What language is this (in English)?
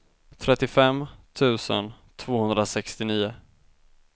Swedish